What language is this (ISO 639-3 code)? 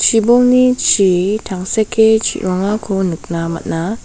grt